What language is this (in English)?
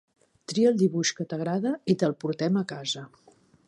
Catalan